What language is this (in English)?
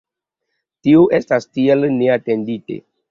Esperanto